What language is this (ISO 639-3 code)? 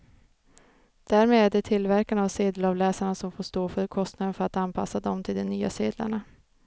swe